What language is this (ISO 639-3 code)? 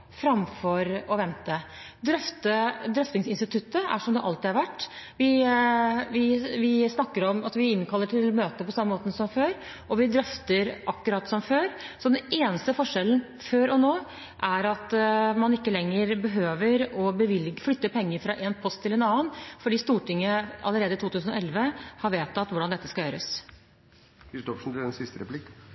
nob